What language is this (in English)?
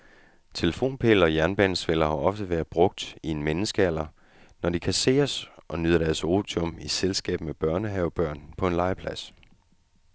Danish